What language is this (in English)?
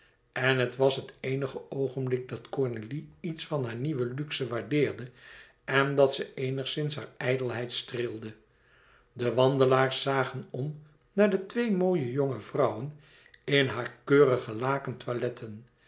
Dutch